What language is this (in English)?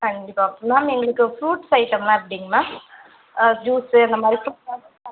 Tamil